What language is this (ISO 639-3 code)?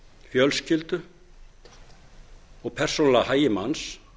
isl